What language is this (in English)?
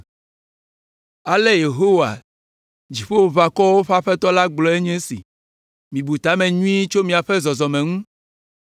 Ewe